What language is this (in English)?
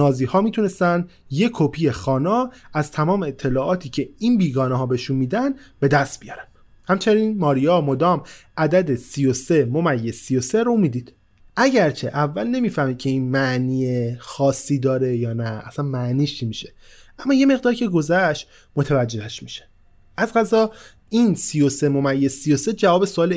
Persian